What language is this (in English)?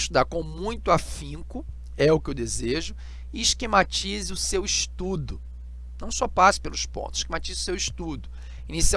Portuguese